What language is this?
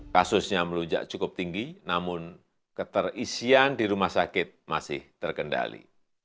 Indonesian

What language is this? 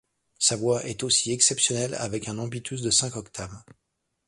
French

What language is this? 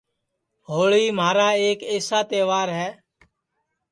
Sansi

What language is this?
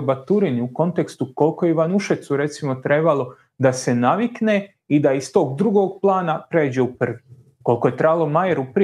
Croatian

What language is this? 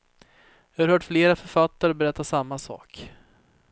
Swedish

